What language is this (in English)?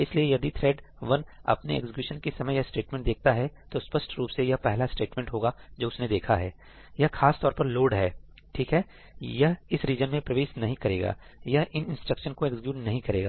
Hindi